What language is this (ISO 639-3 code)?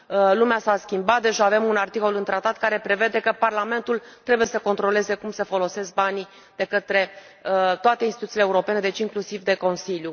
ron